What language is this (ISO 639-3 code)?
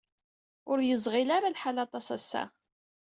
kab